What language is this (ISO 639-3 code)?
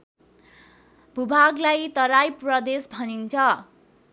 nep